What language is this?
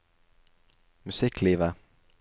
Norwegian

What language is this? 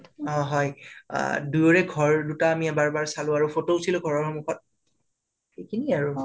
Assamese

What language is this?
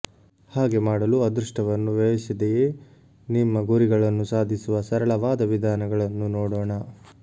Kannada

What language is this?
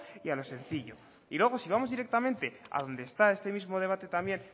Spanish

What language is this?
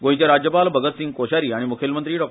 Konkani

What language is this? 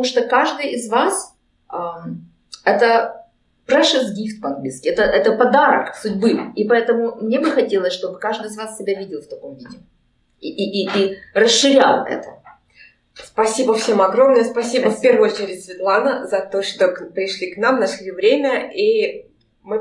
Russian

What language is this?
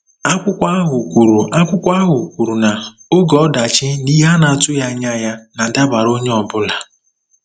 Igbo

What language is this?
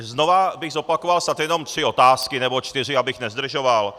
Czech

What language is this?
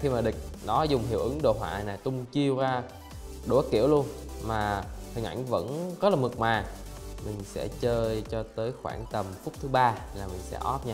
Vietnamese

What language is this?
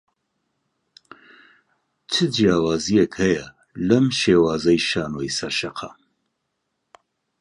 Central Kurdish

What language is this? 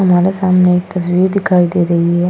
Hindi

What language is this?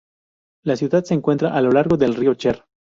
Spanish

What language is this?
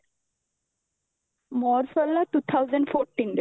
Odia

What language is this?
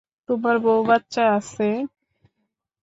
Bangla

